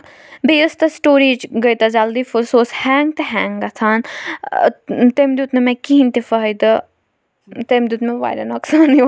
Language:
Kashmiri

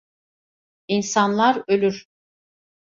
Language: Turkish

